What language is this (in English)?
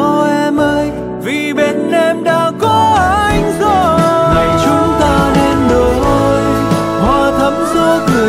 Vietnamese